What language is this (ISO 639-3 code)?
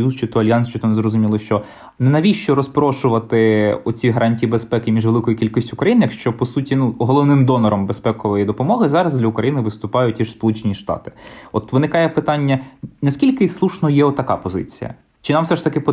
ukr